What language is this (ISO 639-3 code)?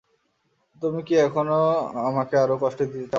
ben